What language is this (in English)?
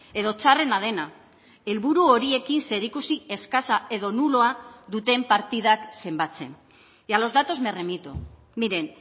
Basque